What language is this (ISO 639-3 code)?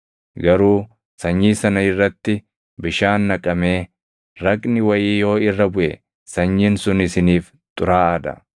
orm